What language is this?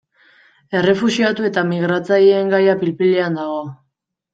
Basque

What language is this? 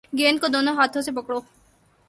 Urdu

